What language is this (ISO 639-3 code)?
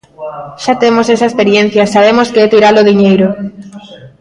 glg